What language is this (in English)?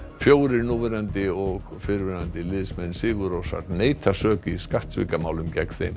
Icelandic